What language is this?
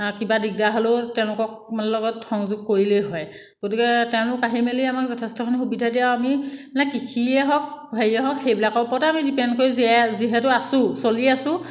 Assamese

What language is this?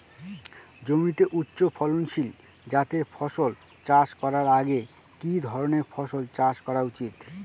Bangla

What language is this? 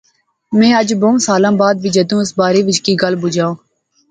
Pahari-Potwari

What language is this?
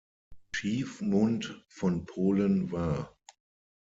German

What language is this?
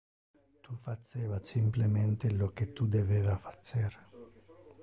Interlingua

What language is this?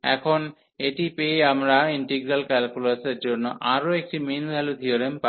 Bangla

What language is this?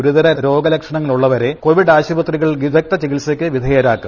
Malayalam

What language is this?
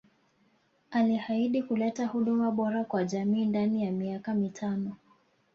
Swahili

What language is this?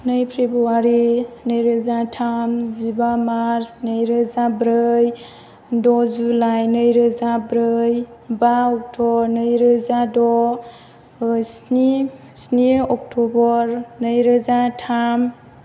Bodo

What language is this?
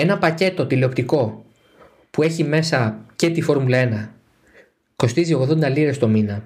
Greek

